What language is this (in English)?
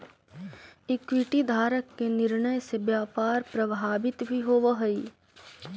Magahi